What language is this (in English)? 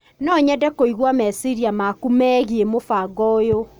Kikuyu